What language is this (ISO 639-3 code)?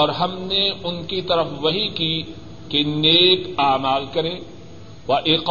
urd